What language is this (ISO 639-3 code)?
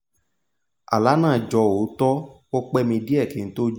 yor